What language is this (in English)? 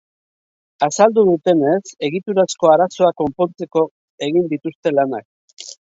Basque